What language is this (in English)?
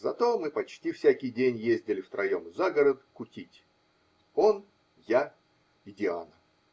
Russian